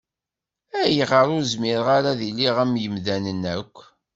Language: Kabyle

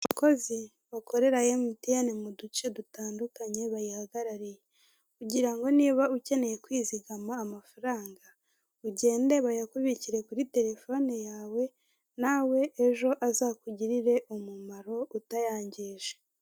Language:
Kinyarwanda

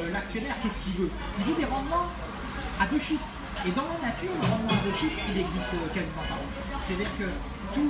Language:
French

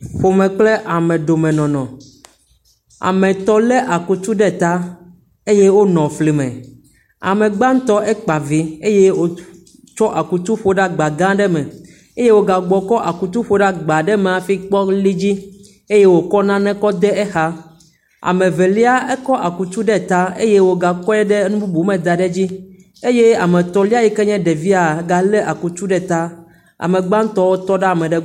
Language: Ewe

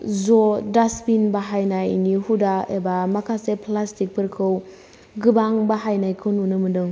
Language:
Bodo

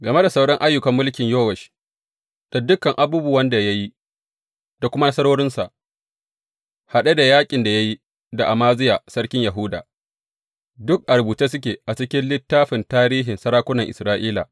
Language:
Hausa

